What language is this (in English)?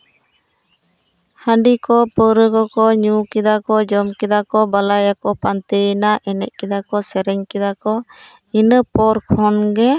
Santali